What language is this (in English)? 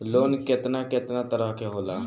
Bhojpuri